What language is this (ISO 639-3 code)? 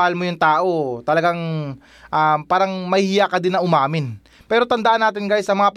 fil